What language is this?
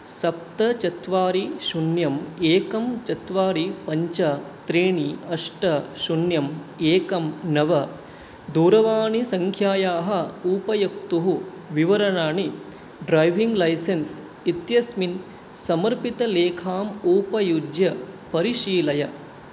Sanskrit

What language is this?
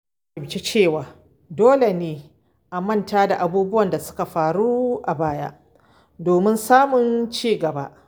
Hausa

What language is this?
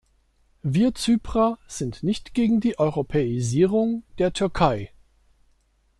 German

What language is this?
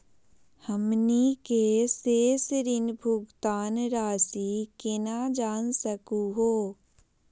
Magahi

